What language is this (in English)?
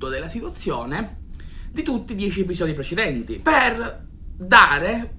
Italian